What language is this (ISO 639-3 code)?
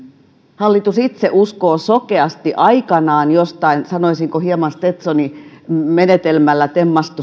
fin